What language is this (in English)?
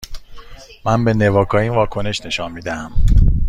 Persian